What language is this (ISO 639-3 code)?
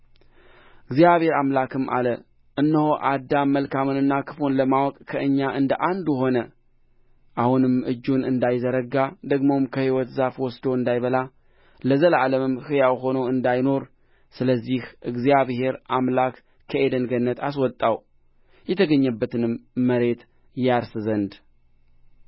amh